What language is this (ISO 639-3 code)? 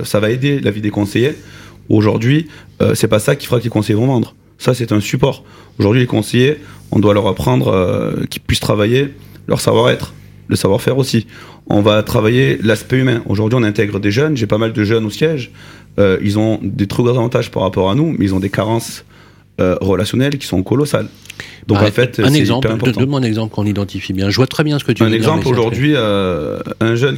fra